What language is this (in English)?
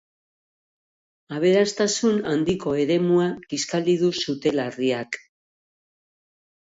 Basque